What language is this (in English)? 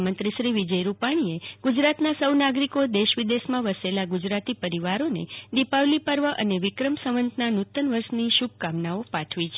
Gujarati